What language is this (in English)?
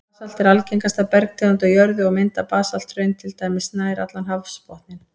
Icelandic